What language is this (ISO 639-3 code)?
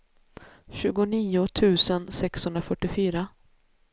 swe